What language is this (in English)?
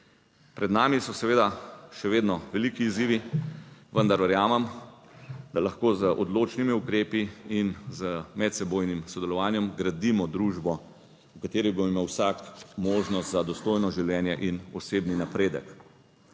Slovenian